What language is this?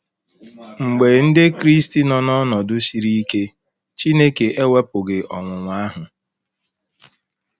Igbo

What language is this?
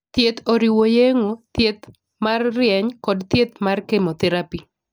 Luo (Kenya and Tanzania)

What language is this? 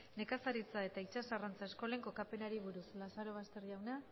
Basque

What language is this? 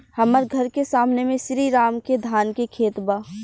Bhojpuri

